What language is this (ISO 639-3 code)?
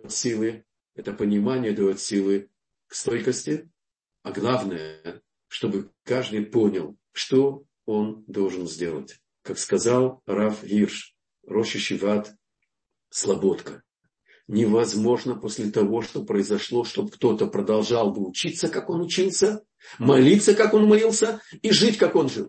rus